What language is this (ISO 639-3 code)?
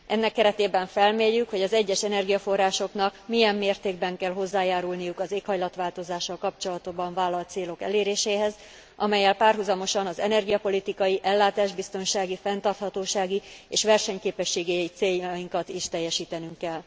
hun